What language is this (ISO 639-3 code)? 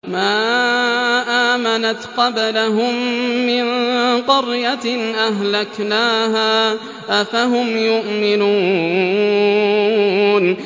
ara